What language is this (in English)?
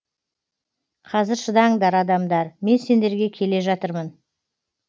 Kazakh